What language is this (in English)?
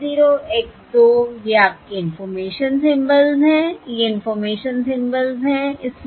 Hindi